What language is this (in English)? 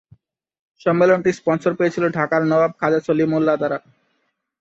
Bangla